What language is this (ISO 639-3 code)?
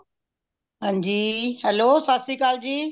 pan